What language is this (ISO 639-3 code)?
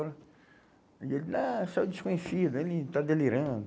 por